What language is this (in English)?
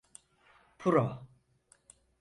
Turkish